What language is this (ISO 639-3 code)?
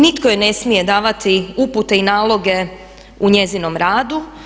hrv